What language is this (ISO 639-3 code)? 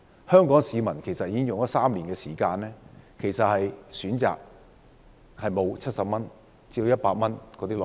yue